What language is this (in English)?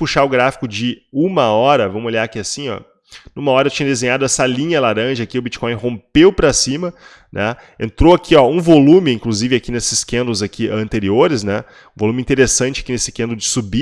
Portuguese